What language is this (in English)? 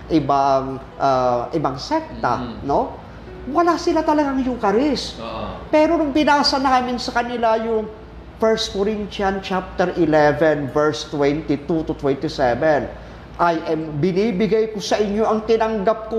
Filipino